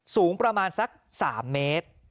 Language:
Thai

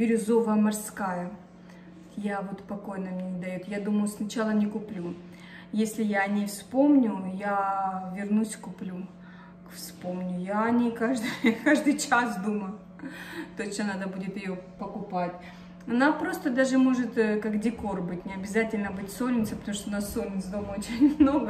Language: Russian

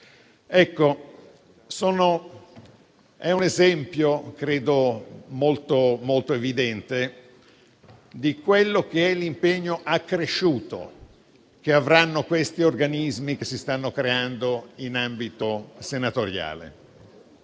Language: Italian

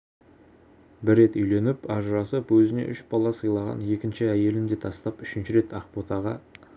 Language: Kazakh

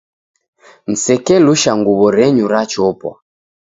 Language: Taita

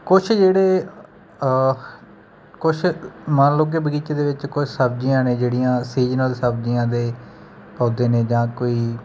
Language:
Punjabi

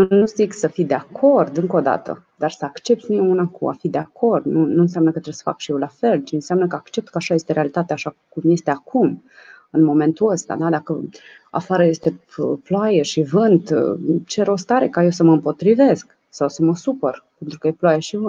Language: Romanian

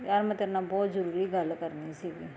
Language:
Punjabi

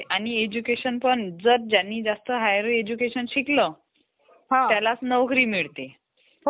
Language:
Marathi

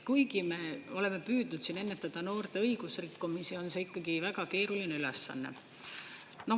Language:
Estonian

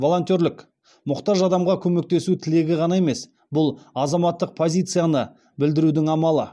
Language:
Kazakh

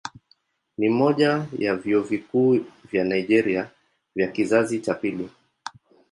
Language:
Swahili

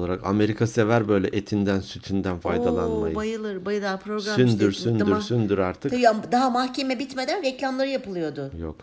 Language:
Turkish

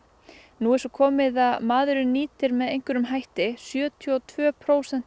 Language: Icelandic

